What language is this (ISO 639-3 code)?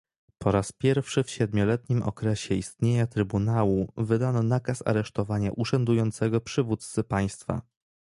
pol